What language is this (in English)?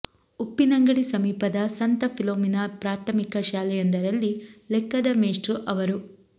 Kannada